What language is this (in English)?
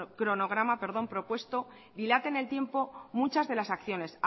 Spanish